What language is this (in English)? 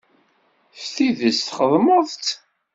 Kabyle